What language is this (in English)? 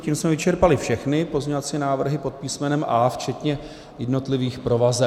Czech